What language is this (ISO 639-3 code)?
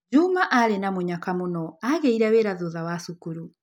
kik